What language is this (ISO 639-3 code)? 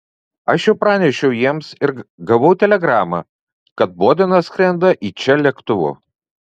lit